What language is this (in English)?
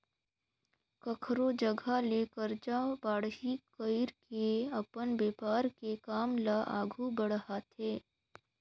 Chhattisgarhi